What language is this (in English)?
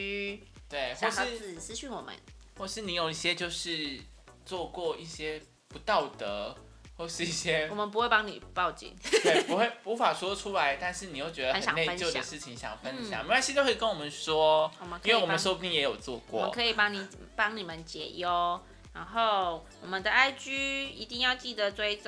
Chinese